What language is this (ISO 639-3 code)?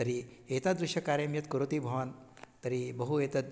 san